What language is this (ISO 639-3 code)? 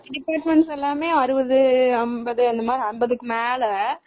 tam